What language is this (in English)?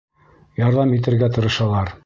Bashkir